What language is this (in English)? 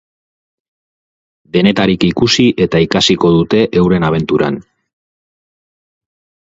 Basque